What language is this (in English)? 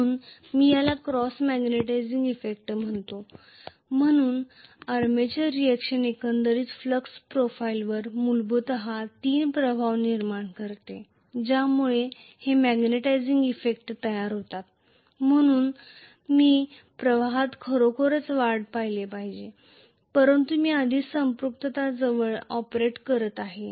Marathi